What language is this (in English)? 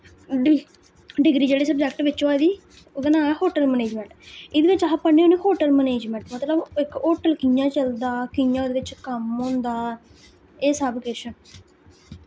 Dogri